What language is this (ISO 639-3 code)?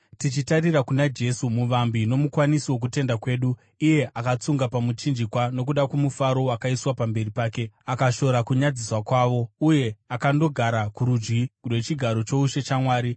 sna